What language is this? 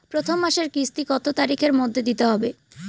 Bangla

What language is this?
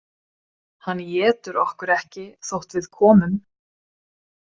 Icelandic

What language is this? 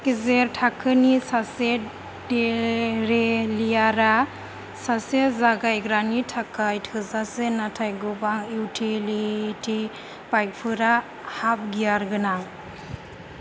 Bodo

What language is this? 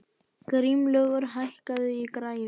Icelandic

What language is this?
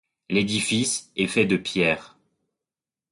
French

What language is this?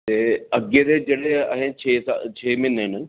Dogri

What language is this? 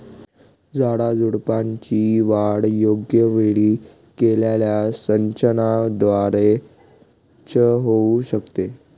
Marathi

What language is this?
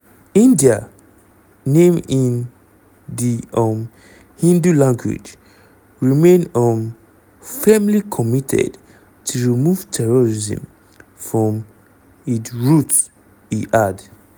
Nigerian Pidgin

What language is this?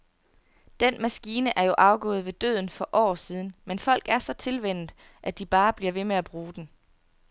Danish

